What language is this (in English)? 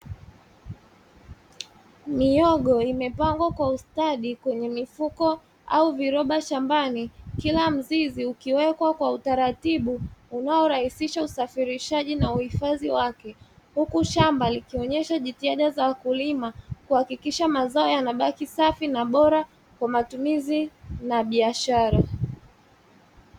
Swahili